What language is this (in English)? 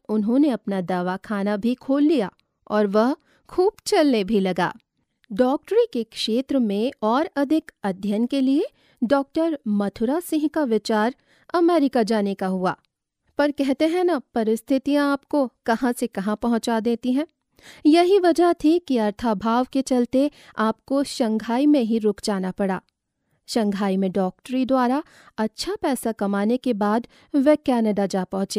Hindi